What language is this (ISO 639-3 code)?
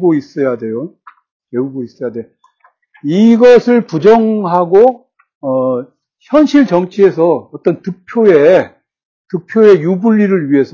kor